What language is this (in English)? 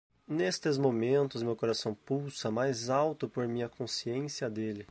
Portuguese